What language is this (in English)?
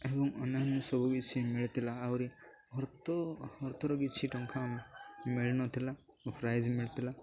Odia